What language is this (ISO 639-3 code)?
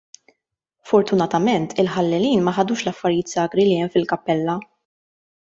mlt